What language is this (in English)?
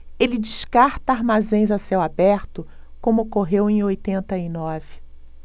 Portuguese